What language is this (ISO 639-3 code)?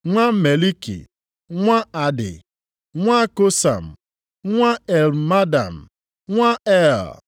ibo